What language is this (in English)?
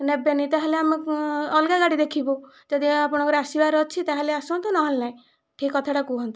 Odia